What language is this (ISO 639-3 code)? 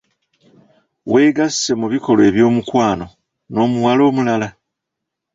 lug